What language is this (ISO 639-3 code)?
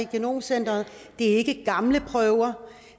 dan